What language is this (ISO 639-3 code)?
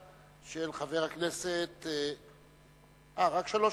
heb